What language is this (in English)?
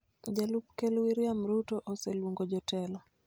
Luo (Kenya and Tanzania)